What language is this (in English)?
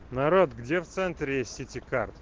Russian